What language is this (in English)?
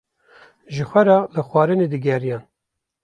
Kurdish